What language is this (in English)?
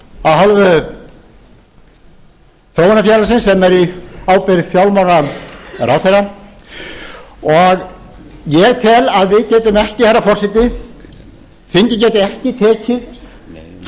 Icelandic